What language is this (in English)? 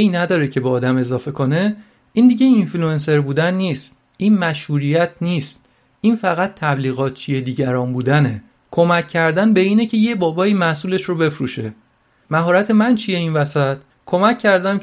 Persian